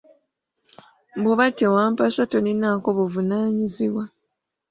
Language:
Ganda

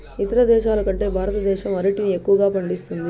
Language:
Telugu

